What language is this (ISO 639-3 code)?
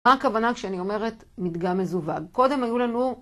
heb